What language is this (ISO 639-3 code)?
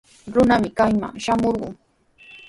qws